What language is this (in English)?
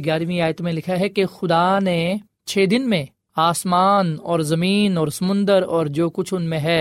Urdu